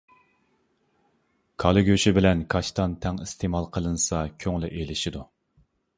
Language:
Uyghur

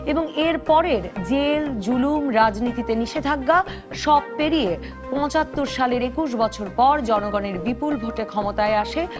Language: Bangla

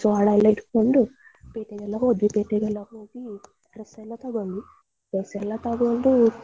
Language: Kannada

